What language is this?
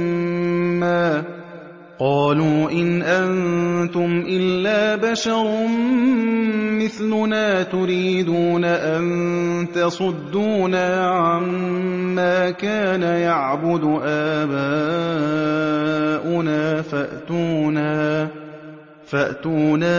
Arabic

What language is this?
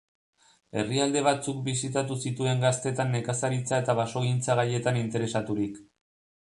Basque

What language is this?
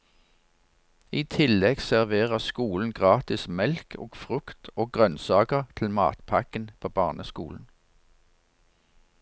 Norwegian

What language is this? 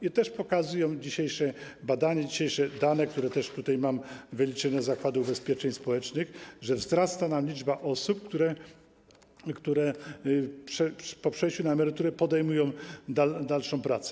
Polish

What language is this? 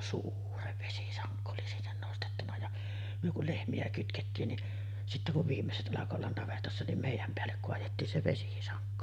Finnish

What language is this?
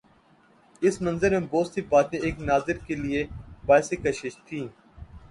Urdu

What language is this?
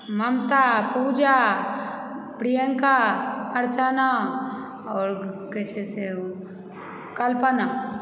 Maithili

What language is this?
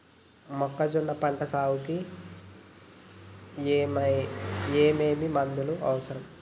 Telugu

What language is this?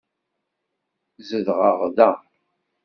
Kabyle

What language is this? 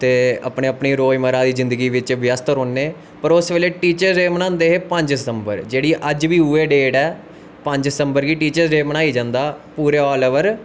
Dogri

